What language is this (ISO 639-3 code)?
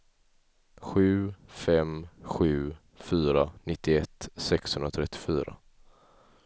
swe